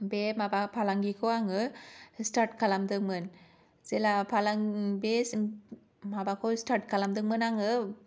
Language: Bodo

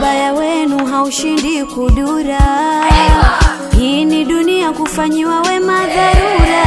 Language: Indonesian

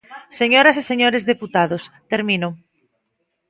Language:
Galician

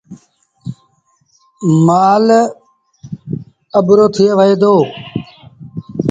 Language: Sindhi Bhil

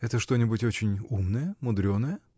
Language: Russian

